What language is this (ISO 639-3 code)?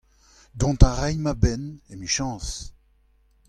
bre